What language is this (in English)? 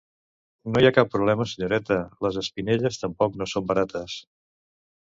Catalan